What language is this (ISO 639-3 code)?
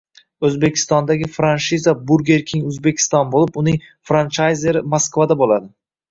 uzb